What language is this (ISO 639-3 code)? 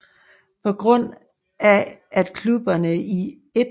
dan